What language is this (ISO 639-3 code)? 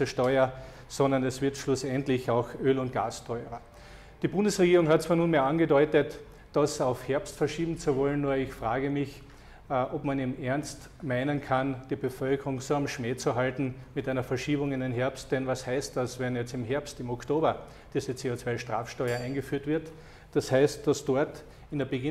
deu